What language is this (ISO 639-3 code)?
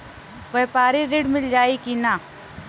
bho